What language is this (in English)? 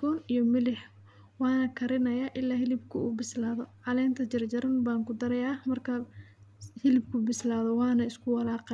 Somali